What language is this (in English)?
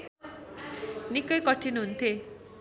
Nepali